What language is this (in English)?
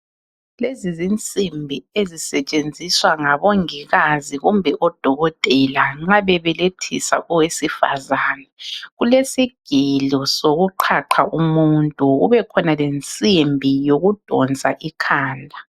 North Ndebele